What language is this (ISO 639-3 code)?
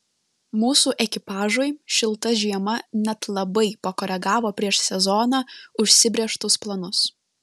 lit